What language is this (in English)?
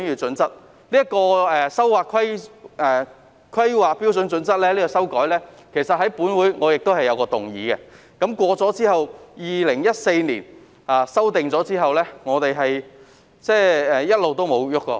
Cantonese